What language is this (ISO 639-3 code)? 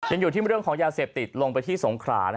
tha